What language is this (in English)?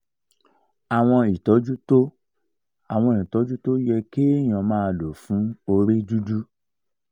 Yoruba